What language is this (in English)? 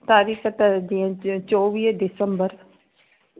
Sindhi